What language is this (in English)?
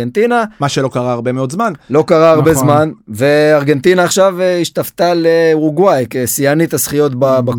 Hebrew